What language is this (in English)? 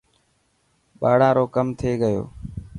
Dhatki